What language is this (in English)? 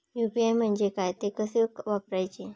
Marathi